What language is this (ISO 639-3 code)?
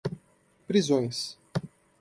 por